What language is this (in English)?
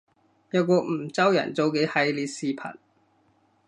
Cantonese